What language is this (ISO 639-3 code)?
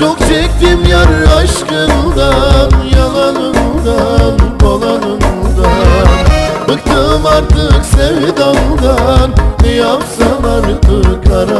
tur